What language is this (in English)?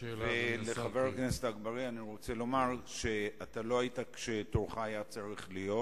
Hebrew